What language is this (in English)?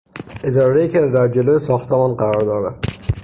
Persian